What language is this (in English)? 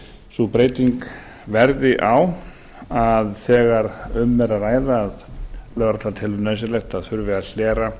Icelandic